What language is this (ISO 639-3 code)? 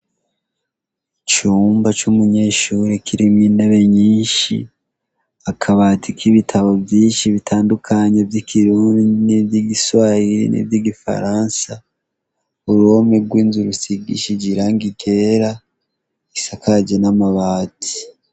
run